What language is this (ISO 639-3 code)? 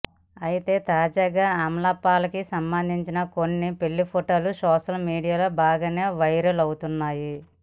tel